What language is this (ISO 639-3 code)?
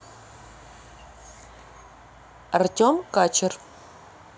rus